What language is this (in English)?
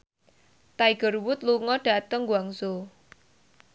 Javanese